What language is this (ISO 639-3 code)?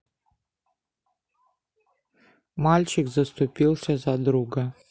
rus